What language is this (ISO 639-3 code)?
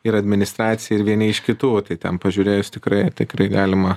lit